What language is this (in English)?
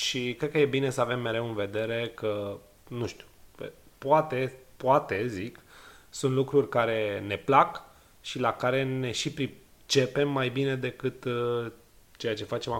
Romanian